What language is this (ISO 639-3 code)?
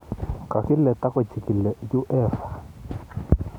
kln